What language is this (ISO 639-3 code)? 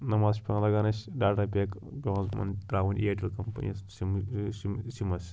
kas